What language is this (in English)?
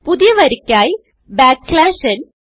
Malayalam